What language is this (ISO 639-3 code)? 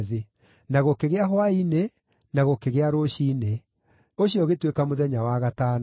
kik